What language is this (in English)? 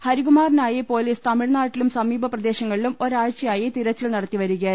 Malayalam